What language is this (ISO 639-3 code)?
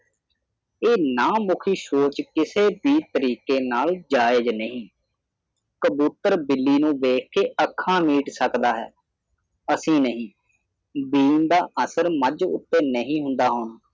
pan